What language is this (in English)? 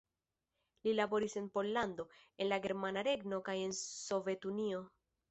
Esperanto